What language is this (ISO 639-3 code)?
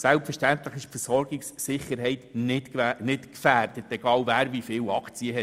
gsw